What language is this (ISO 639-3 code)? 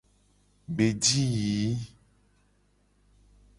gej